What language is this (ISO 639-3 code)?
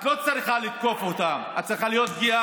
heb